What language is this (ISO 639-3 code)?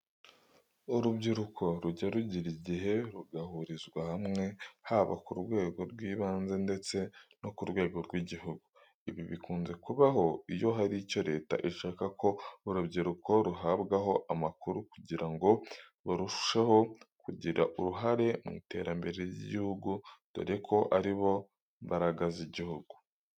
kin